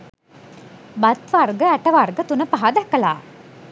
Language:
Sinhala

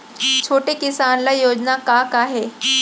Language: Chhattisgarhi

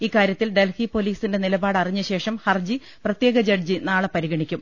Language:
Malayalam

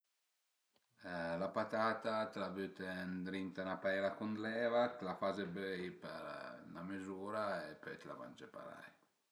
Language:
Piedmontese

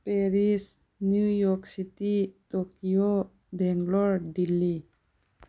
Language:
Manipuri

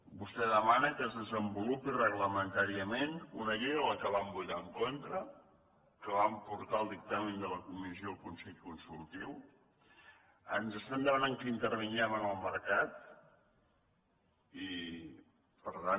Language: Catalan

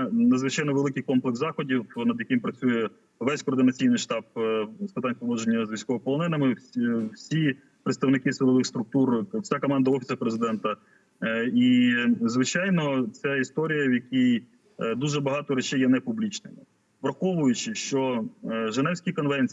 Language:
Ukrainian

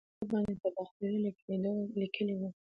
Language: Pashto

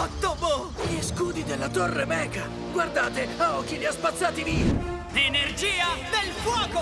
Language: Italian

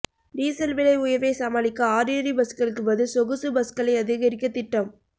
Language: Tamil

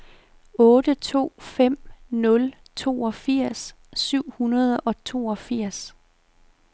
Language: Danish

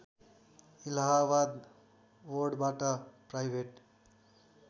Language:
Nepali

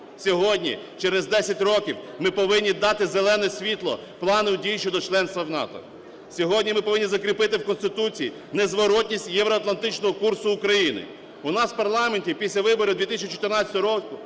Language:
Ukrainian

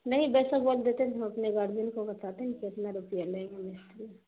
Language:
Urdu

